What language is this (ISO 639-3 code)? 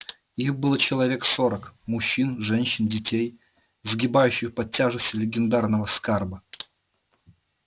rus